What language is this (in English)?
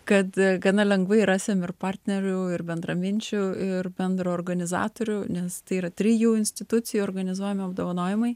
Lithuanian